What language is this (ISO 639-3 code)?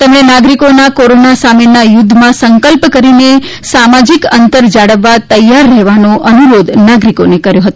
guj